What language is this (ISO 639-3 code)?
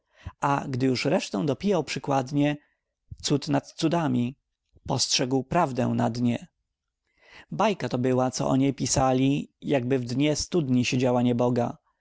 pol